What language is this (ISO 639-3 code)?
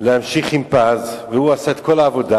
heb